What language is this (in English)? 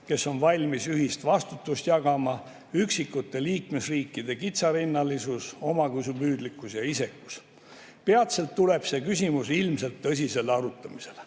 Estonian